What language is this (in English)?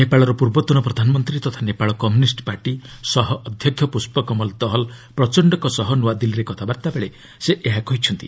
Odia